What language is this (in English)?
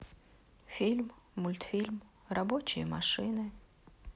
Russian